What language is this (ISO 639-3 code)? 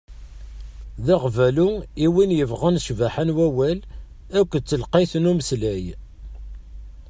kab